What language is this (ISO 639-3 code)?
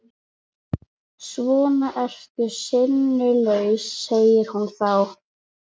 isl